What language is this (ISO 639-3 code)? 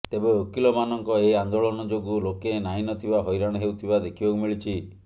ori